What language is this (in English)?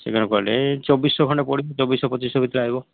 Odia